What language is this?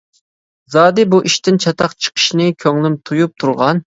Uyghur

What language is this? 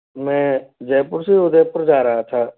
Hindi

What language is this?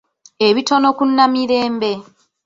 Ganda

